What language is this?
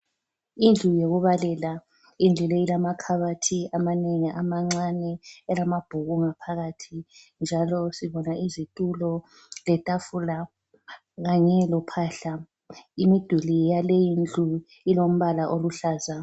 North Ndebele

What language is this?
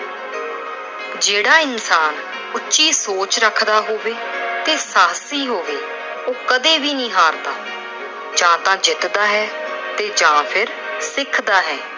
Punjabi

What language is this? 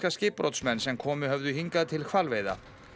Icelandic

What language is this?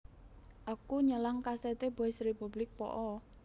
Javanese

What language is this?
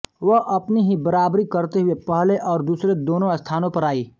Hindi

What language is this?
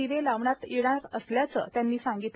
Marathi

